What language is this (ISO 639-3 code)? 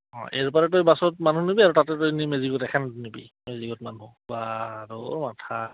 asm